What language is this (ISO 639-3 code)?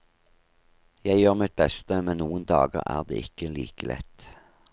nor